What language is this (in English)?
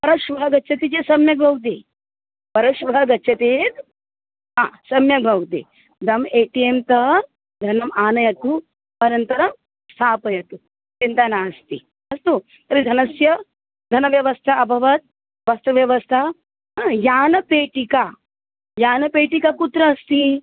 Sanskrit